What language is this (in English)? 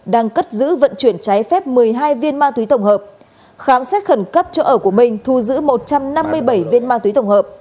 Vietnamese